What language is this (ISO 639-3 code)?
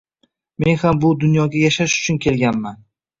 uzb